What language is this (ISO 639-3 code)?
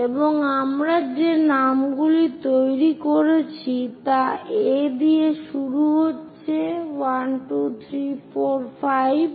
ben